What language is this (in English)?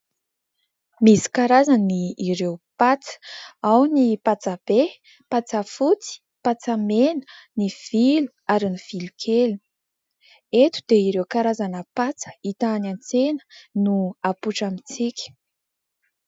Malagasy